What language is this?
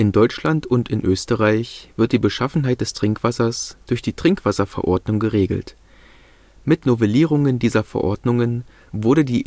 German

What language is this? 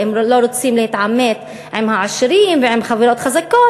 Hebrew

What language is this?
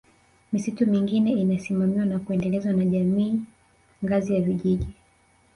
Swahili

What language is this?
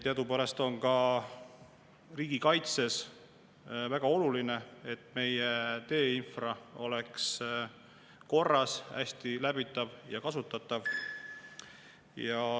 Estonian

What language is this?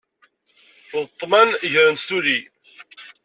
Kabyle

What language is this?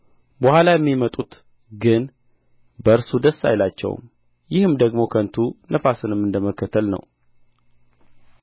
Amharic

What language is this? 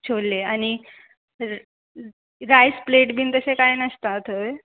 Konkani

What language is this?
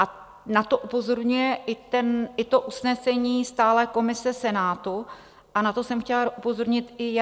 Czech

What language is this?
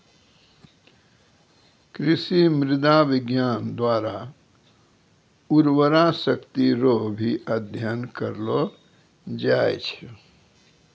Maithili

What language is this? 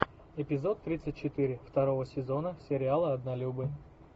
Russian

